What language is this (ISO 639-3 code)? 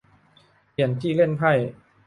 tha